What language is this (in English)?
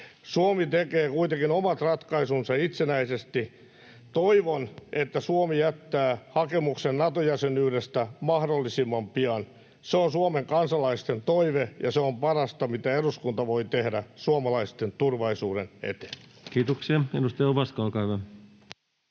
Finnish